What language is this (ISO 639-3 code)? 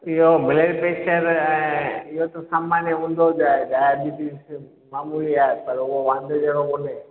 snd